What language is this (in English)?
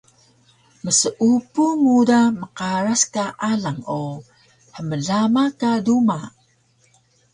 Taroko